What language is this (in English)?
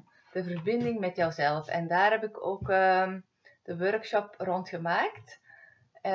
Dutch